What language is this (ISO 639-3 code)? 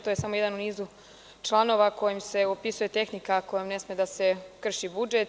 srp